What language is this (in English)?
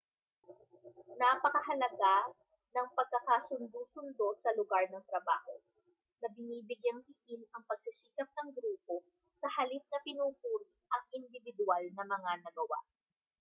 Filipino